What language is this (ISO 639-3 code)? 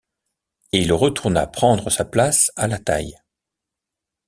fra